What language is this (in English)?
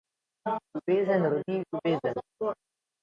Slovenian